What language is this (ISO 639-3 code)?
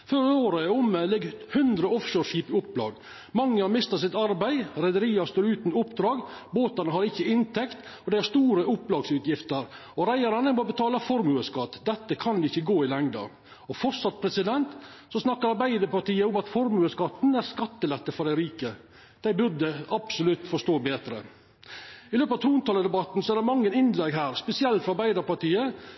nno